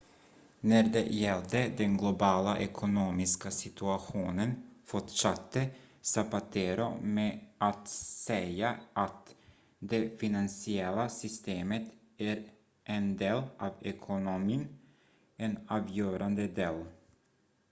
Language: Swedish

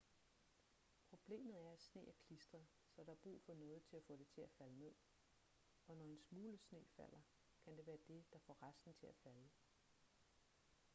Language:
Danish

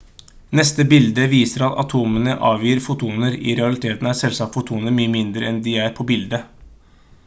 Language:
Norwegian Bokmål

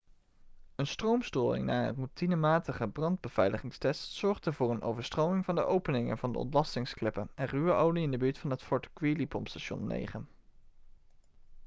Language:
Dutch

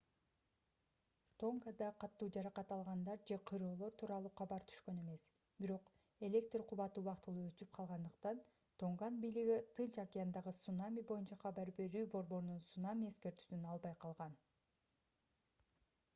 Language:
Kyrgyz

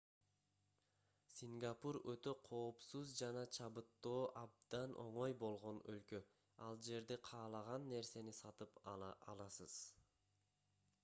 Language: Kyrgyz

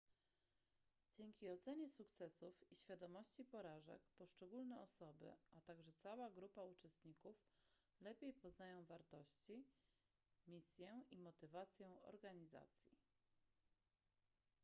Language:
Polish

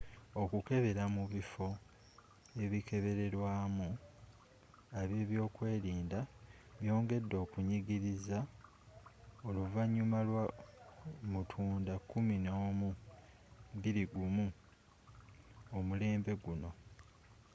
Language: Ganda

